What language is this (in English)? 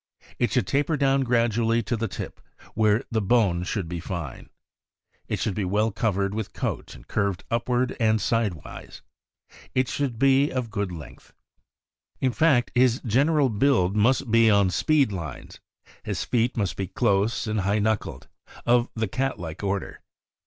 English